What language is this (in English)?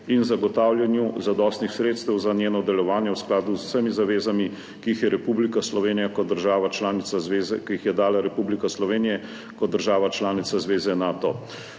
Slovenian